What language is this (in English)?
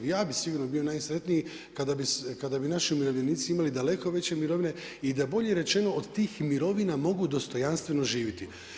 Croatian